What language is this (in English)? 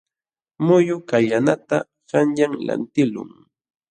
Jauja Wanca Quechua